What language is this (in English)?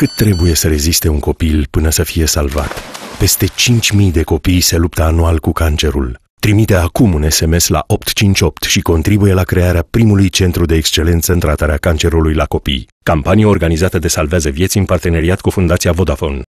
Romanian